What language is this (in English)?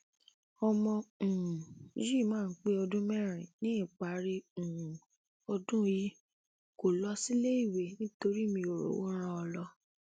Yoruba